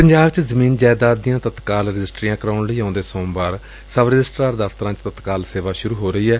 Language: Punjabi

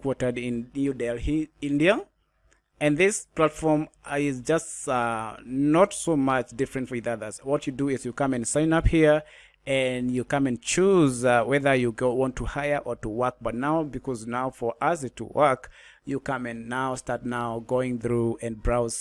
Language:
English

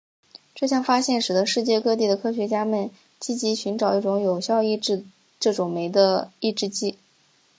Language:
Chinese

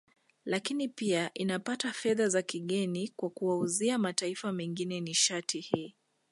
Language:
Swahili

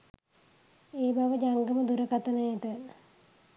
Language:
Sinhala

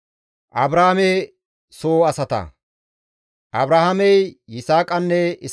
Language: Gamo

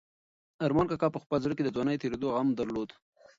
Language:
Pashto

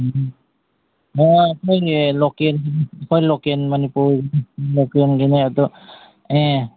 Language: Manipuri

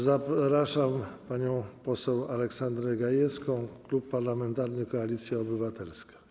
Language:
Polish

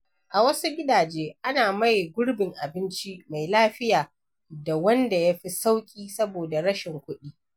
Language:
Hausa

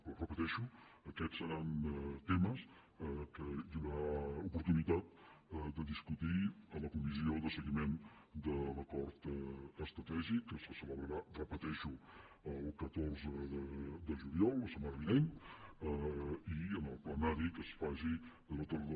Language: Catalan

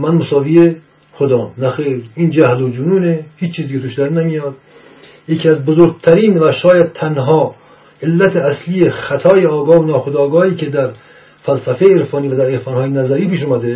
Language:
Persian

